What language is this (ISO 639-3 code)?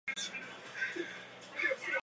zho